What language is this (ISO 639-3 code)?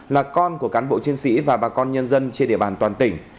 vie